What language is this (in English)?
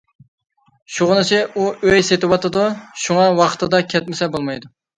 Uyghur